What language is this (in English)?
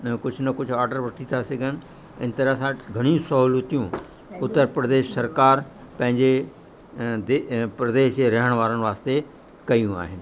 Sindhi